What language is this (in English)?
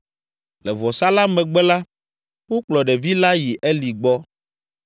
Ewe